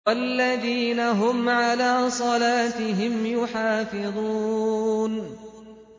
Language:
Arabic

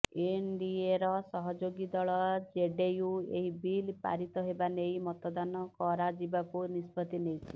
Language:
Odia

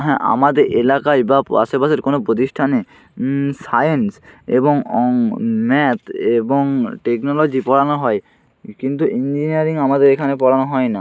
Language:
Bangla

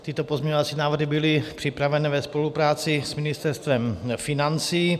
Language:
Czech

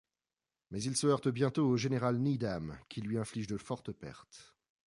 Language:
French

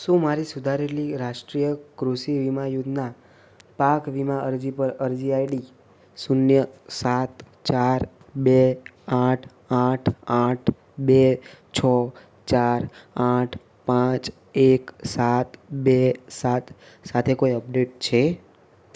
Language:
Gujarati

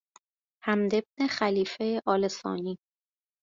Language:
Persian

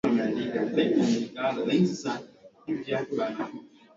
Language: Swahili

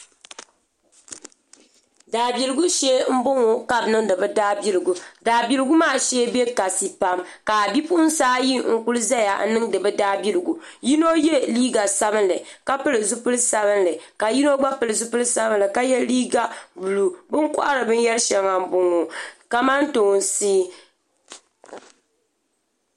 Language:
Dagbani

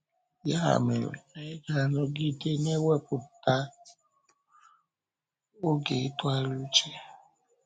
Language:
Igbo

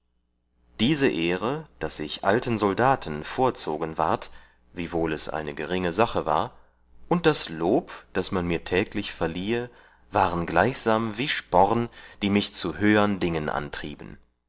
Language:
German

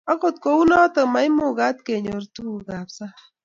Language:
Kalenjin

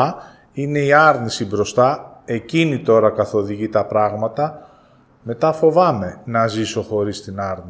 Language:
Greek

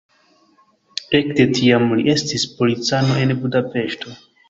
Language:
Esperanto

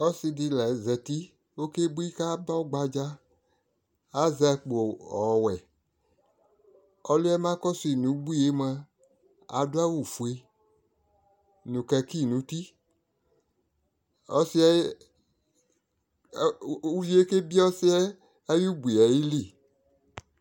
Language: Ikposo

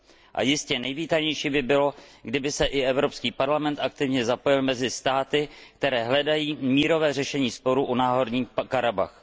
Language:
Czech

